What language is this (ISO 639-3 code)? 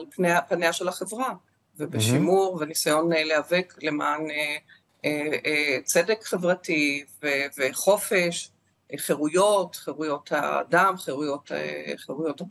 heb